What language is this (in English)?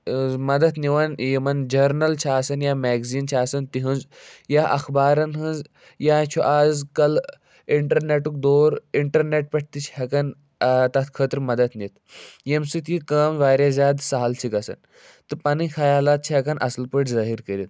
Kashmiri